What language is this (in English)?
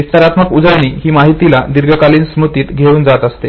Marathi